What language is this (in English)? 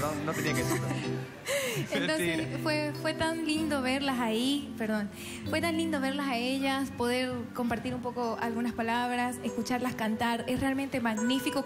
Spanish